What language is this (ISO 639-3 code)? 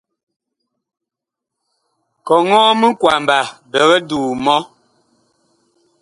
bkh